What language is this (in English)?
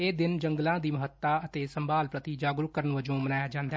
Punjabi